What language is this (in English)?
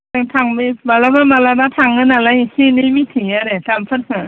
Bodo